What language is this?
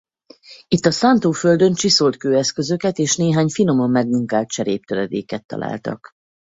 Hungarian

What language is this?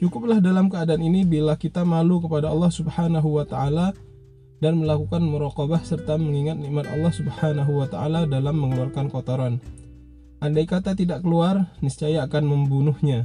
Indonesian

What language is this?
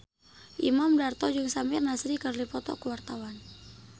Sundanese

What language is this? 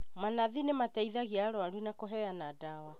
Kikuyu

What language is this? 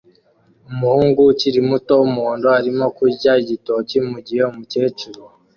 Kinyarwanda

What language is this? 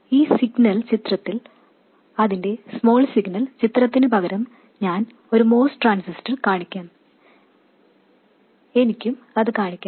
Malayalam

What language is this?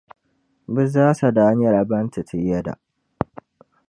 Dagbani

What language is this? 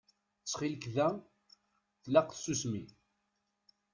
Kabyle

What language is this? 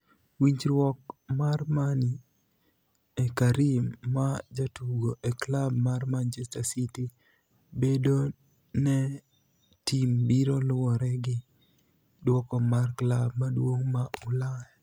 Luo (Kenya and Tanzania)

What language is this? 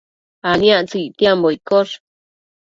Matsés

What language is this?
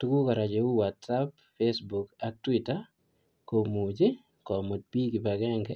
Kalenjin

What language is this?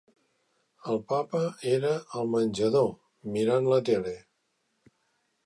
Catalan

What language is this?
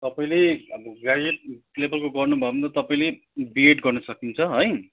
Nepali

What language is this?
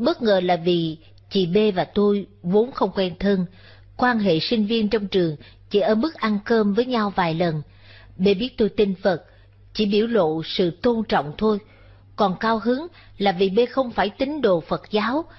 Vietnamese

